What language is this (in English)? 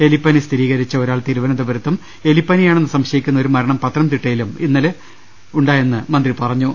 Malayalam